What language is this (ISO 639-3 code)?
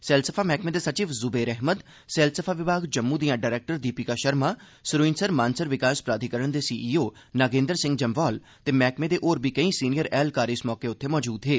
doi